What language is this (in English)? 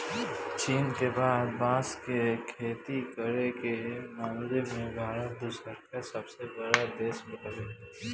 Bhojpuri